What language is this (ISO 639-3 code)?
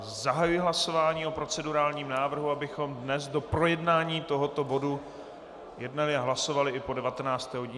ces